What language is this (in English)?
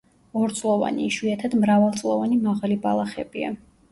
Georgian